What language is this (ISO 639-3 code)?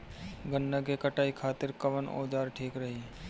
bho